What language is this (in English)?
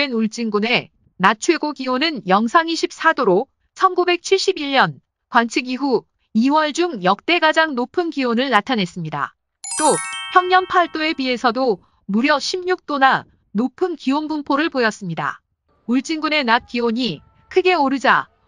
Korean